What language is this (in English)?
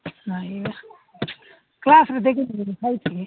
Odia